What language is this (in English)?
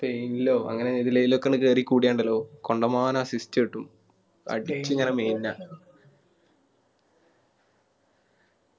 Malayalam